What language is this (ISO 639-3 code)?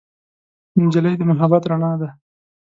pus